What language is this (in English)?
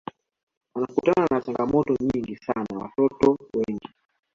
Swahili